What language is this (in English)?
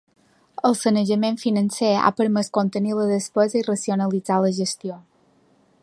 Catalan